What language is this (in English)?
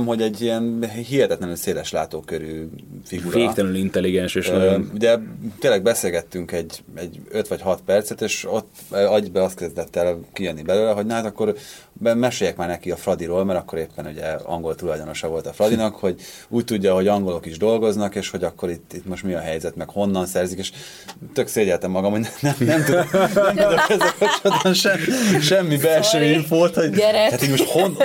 Hungarian